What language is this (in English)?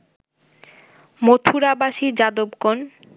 Bangla